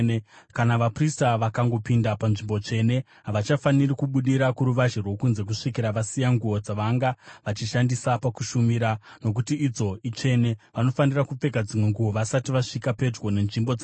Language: Shona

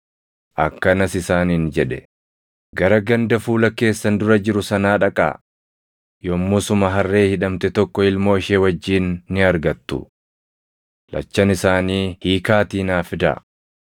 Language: Oromo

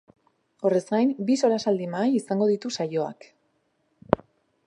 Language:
Basque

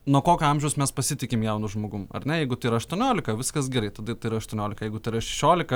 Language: Lithuanian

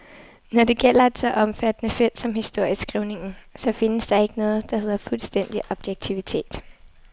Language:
Danish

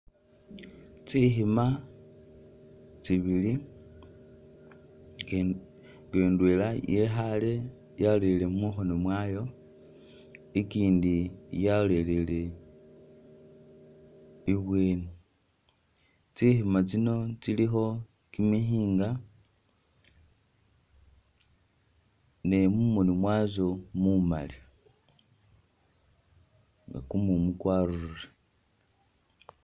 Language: Masaaba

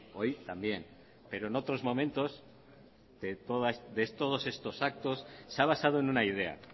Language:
Spanish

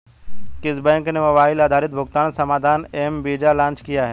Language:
Hindi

